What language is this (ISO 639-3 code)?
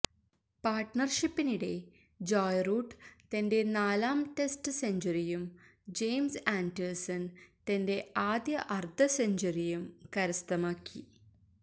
mal